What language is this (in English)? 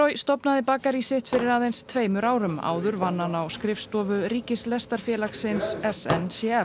Icelandic